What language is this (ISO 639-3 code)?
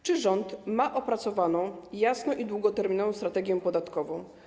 pol